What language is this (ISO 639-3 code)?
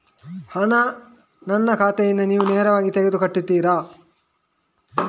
kan